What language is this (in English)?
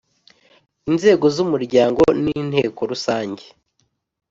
Kinyarwanda